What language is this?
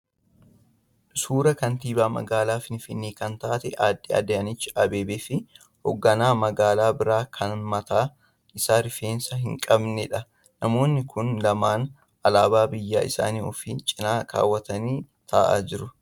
Oromo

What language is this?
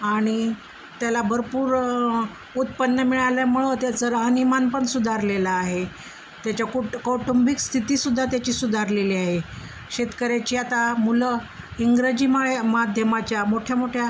Marathi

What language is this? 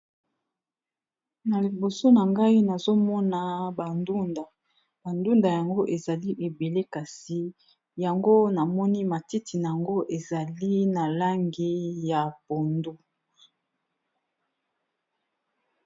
Lingala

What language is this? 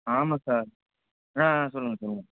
Tamil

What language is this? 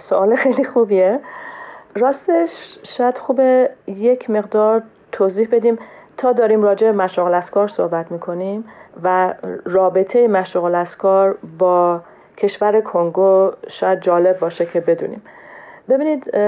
Persian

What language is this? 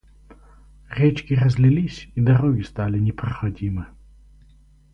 Russian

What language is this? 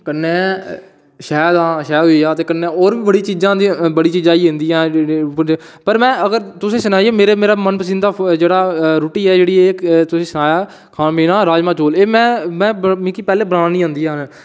Dogri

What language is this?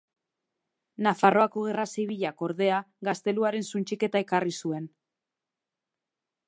Basque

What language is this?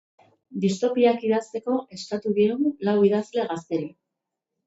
Basque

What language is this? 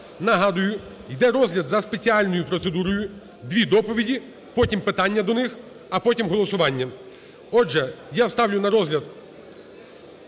Ukrainian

